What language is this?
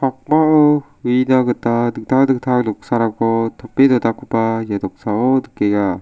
Garo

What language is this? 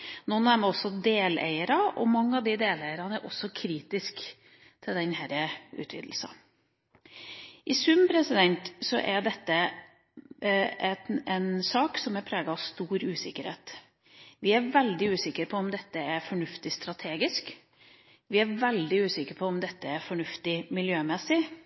Norwegian Bokmål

